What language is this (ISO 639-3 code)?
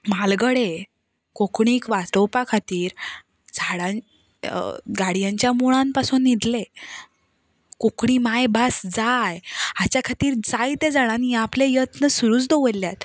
kok